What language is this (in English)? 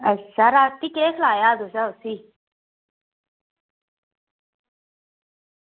Dogri